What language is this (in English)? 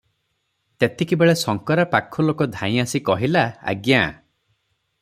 Odia